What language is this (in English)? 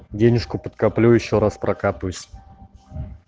Russian